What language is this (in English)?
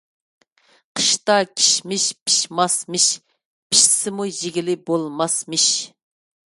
Uyghur